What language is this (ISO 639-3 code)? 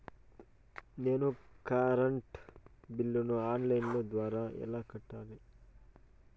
tel